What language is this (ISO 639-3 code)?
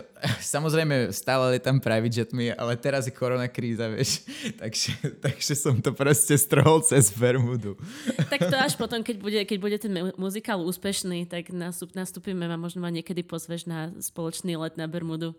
slk